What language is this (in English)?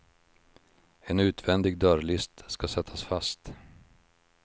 Swedish